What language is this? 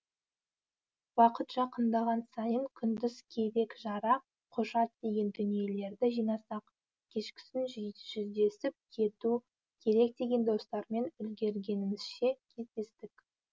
Kazakh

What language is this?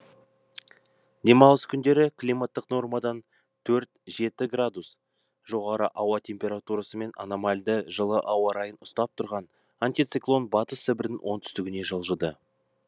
Kazakh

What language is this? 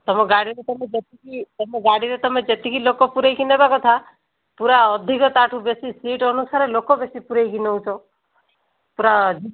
Odia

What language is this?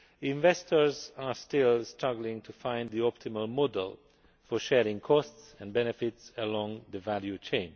English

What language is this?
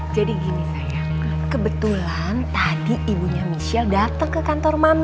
Indonesian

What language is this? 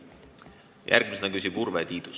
Estonian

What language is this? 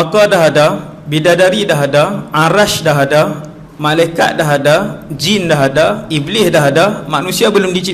Malay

